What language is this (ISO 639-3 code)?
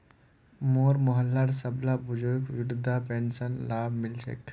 mag